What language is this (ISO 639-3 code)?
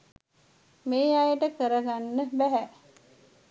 sin